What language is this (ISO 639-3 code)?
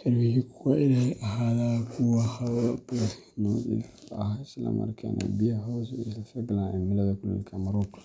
som